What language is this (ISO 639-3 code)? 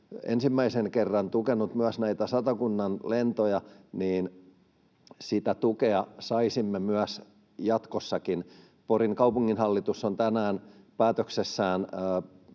fin